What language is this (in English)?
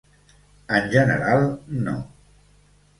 Catalan